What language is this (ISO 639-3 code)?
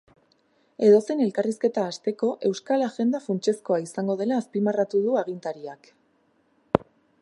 eus